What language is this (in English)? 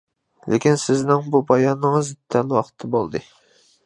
Uyghur